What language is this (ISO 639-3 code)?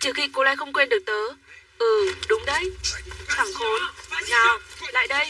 vie